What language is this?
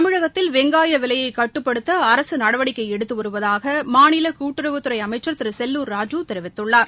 Tamil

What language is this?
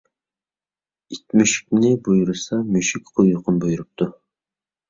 Uyghur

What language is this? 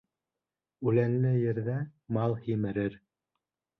Bashkir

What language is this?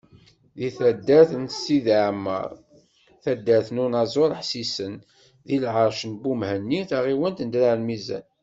Kabyle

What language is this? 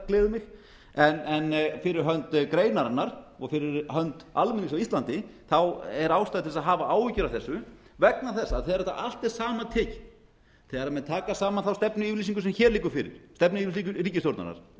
Icelandic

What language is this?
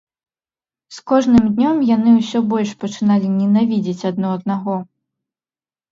Belarusian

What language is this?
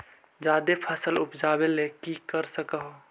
Magahi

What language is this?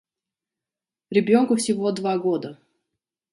Russian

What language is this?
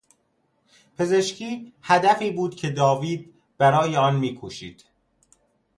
Persian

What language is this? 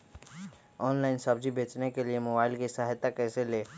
Magahi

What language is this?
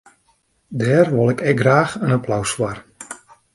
Western Frisian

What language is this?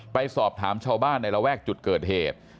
Thai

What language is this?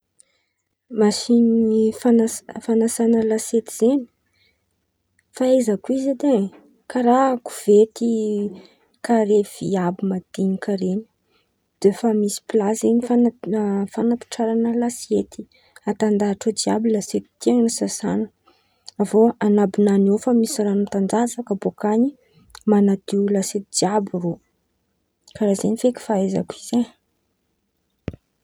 Antankarana Malagasy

